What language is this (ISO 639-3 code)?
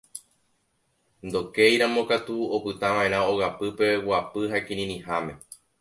grn